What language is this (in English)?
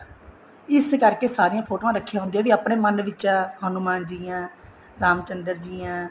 Punjabi